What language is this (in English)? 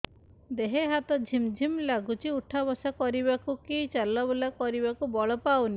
Odia